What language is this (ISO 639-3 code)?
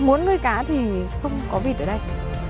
vie